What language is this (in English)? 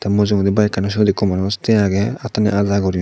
Chakma